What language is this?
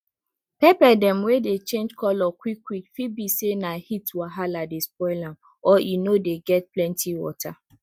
Nigerian Pidgin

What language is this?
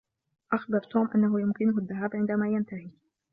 Arabic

